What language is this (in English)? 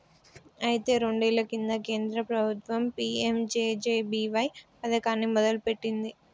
Telugu